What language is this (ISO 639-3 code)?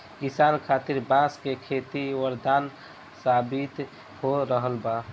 bho